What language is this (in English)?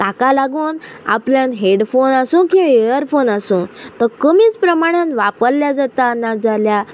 Konkani